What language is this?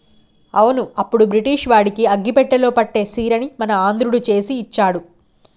Telugu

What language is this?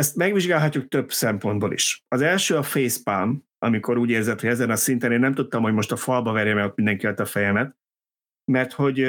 Hungarian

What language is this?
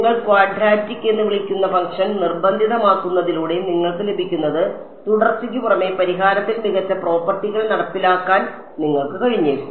Malayalam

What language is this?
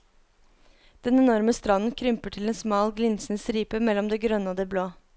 Norwegian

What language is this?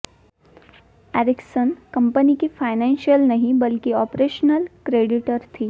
Hindi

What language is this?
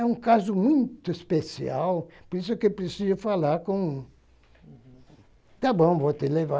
Portuguese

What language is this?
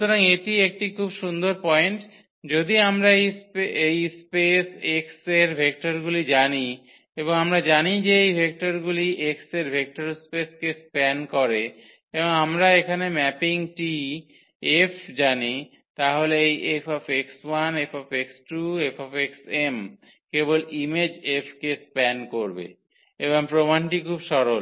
Bangla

